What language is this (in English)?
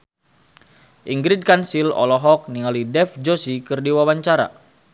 Sundanese